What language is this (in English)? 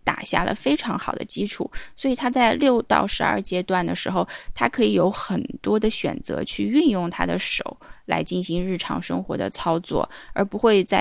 Chinese